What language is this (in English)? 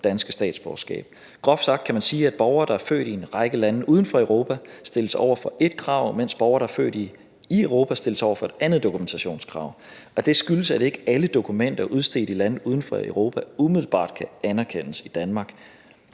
Danish